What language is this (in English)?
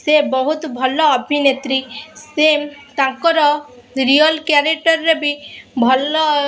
Odia